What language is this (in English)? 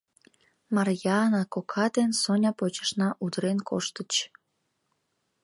Mari